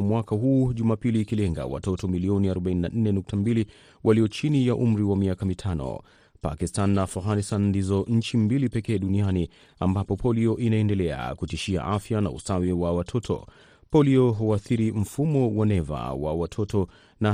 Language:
Swahili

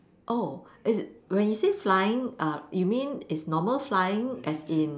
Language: English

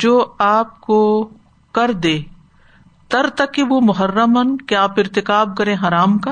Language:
Urdu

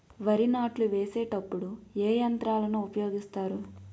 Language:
Telugu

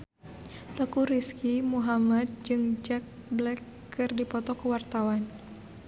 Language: Sundanese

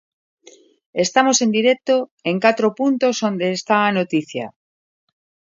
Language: Galician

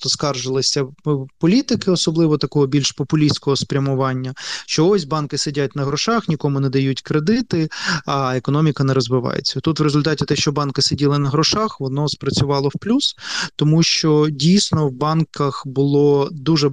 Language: Ukrainian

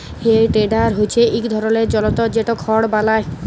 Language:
Bangla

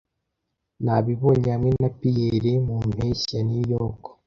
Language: Kinyarwanda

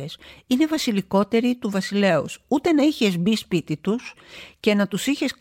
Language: Greek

